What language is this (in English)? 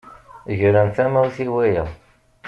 Kabyle